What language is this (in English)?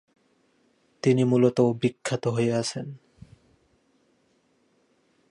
Bangla